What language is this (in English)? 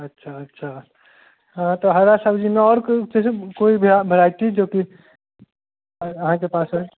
Maithili